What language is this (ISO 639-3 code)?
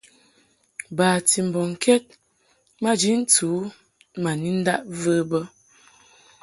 mhk